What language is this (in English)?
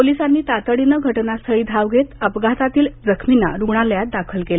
Marathi